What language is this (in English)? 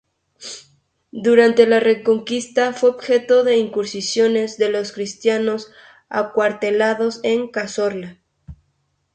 Spanish